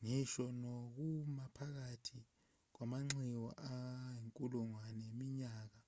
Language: Zulu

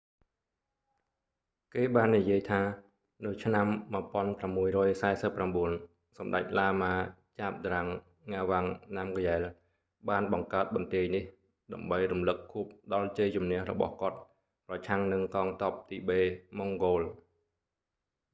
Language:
Khmer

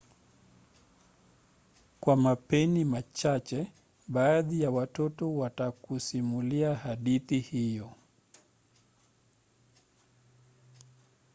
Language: Swahili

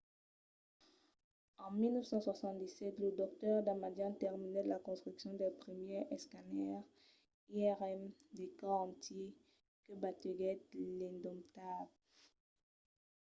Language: Occitan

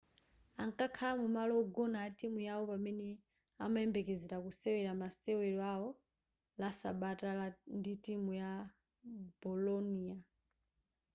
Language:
Nyanja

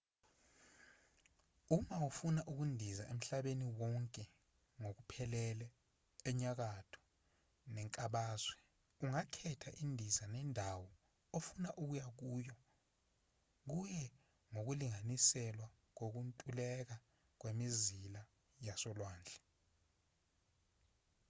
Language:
Zulu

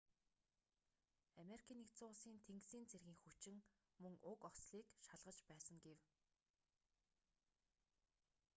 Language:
Mongolian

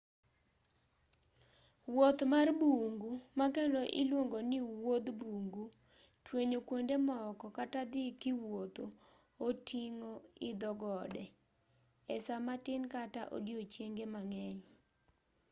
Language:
Luo (Kenya and Tanzania)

